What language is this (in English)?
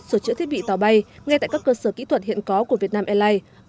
Vietnamese